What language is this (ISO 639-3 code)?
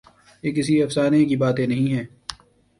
urd